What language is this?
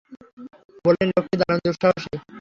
Bangla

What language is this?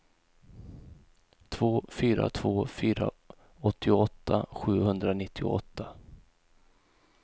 Swedish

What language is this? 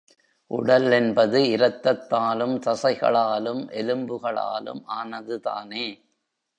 Tamil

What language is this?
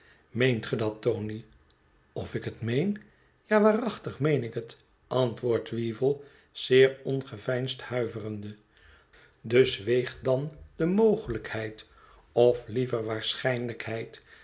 Dutch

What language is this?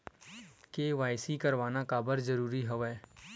Chhattisgarhi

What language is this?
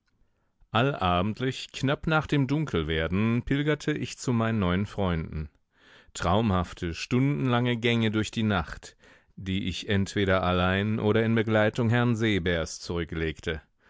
German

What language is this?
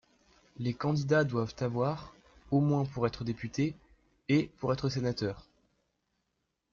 French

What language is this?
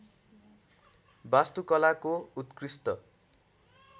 Nepali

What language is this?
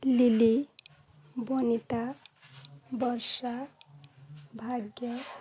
Odia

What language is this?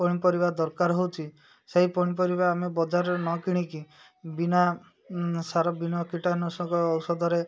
Odia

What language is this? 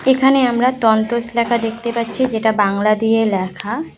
Bangla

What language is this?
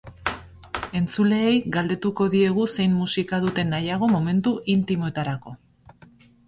Basque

